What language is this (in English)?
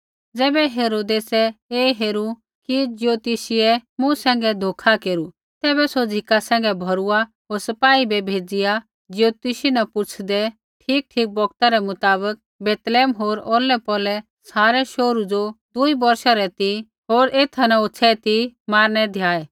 Kullu Pahari